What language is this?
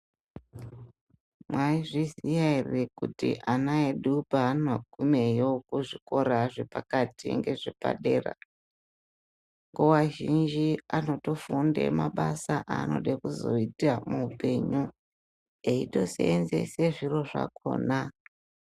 Ndau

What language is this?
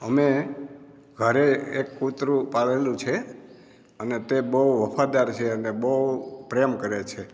Gujarati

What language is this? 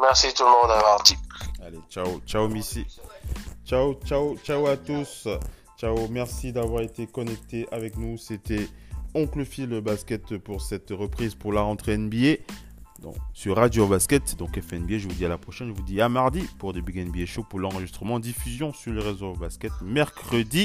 French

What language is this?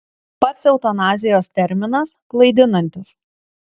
Lithuanian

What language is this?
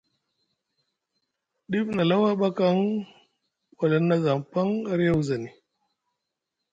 Musgu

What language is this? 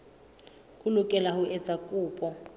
Southern Sotho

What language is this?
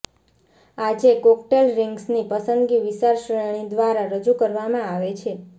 Gujarati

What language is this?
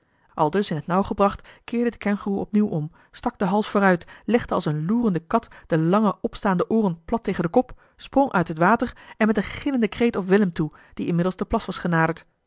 Dutch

